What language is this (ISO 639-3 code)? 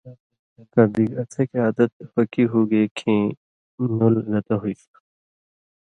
mvy